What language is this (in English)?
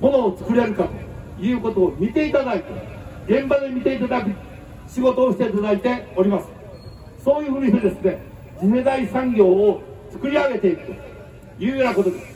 Japanese